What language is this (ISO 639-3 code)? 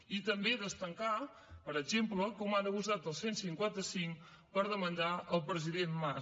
cat